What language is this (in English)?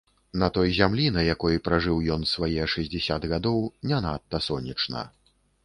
Belarusian